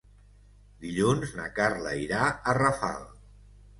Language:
Catalan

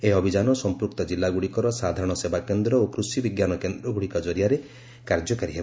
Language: Odia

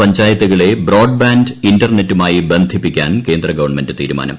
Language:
Malayalam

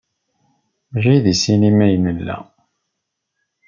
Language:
Kabyle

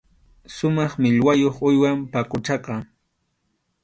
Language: Arequipa-La Unión Quechua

